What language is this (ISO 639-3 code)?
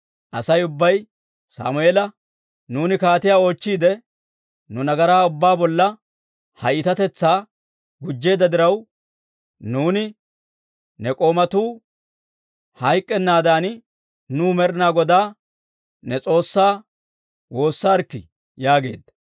dwr